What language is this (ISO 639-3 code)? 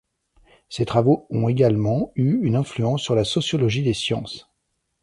fra